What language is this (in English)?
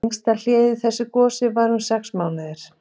Icelandic